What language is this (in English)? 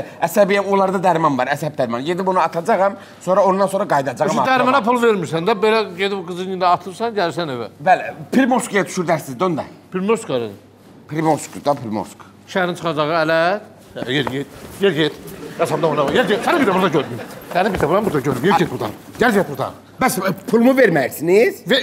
Turkish